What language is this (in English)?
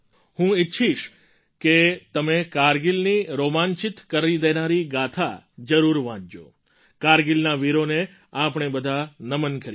Gujarati